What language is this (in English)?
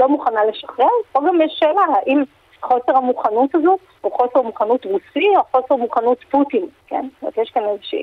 Hebrew